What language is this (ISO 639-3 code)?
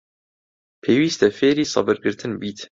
ckb